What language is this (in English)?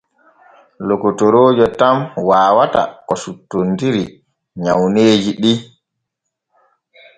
Borgu Fulfulde